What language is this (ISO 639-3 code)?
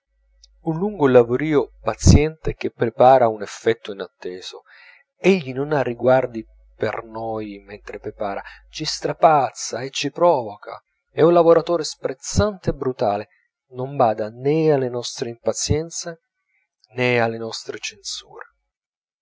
ita